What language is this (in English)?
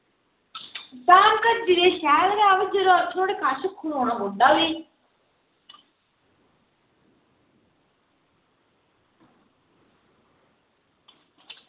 Dogri